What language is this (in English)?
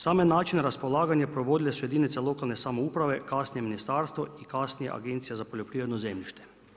Croatian